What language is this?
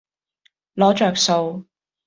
Cantonese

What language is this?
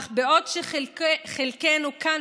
Hebrew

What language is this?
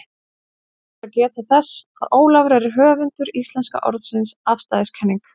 Icelandic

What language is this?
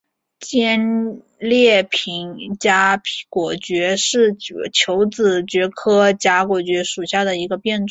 Chinese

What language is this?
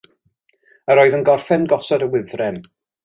Welsh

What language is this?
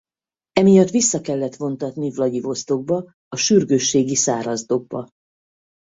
Hungarian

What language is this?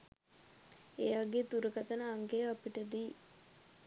Sinhala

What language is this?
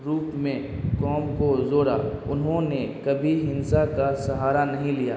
Urdu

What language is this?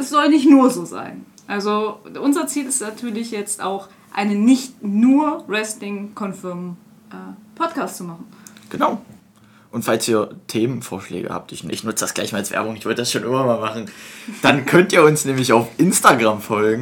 German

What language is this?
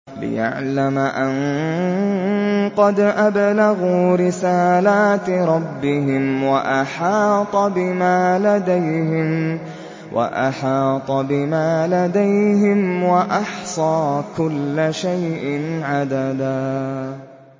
Arabic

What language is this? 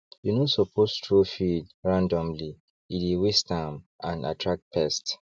Nigerian Pidgin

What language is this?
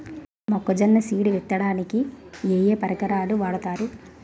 Telugu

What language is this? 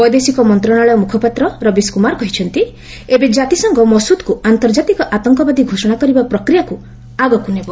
Odia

